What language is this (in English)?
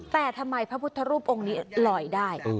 Thai